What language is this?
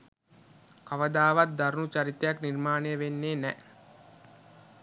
Sinhala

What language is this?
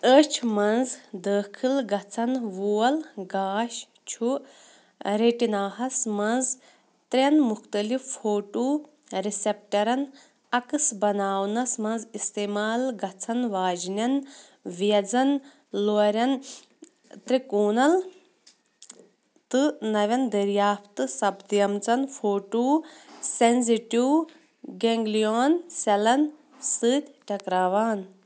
Kashmiri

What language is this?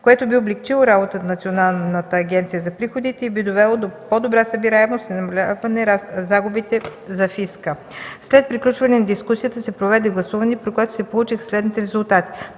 Bulgarian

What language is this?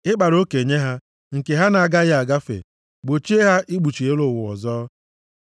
Igbo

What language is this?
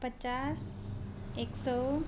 Nepali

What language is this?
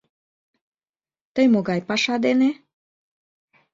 Mari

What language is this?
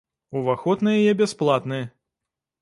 Belarusian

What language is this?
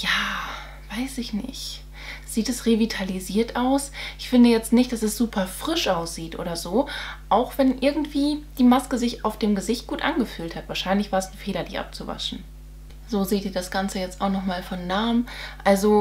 German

